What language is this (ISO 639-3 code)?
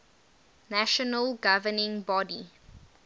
eng